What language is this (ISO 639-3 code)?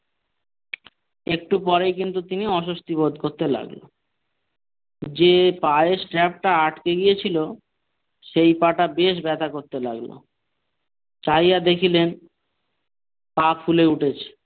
ben